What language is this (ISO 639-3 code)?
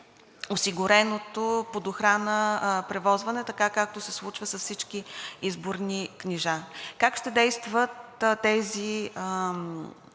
bul